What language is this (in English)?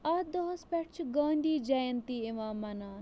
Kashmiri